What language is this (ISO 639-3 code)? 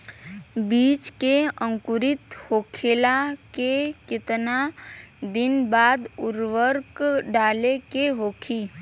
bho